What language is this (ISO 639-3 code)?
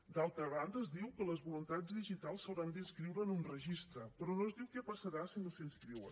cat